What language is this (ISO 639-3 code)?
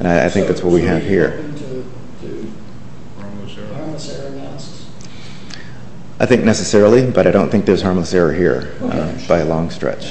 eng